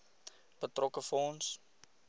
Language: Afrikaans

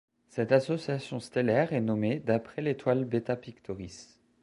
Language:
French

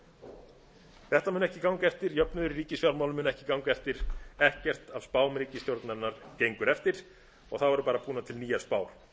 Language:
Icelandic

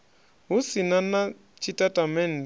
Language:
Venda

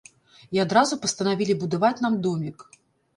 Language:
Belarusian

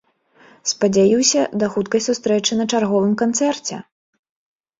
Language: Belarusian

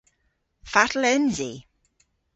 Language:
Cornish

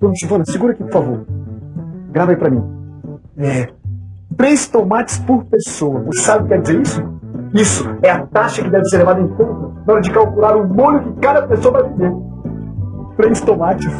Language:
Portuguese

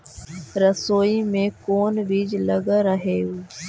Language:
Magahi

